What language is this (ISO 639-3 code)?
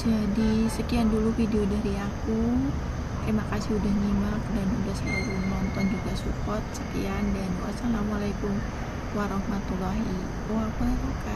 ind